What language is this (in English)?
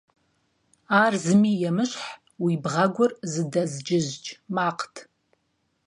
Kabardian